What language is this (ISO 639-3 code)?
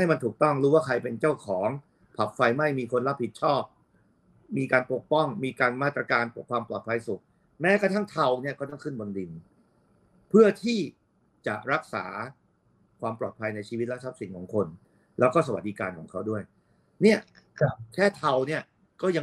tha